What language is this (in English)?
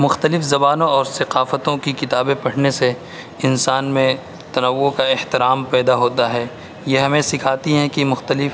Urdu